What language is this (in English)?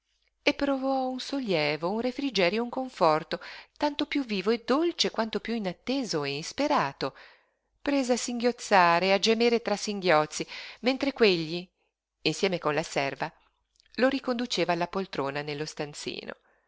Italian